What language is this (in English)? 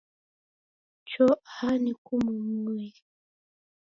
Taita